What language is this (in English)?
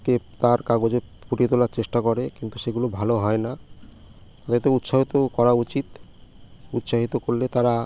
Bangla